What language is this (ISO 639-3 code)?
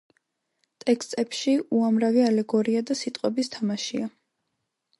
kat